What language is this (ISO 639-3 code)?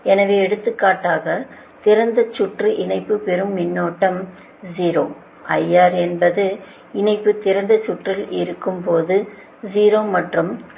tam